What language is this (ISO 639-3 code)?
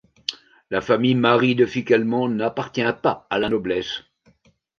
fra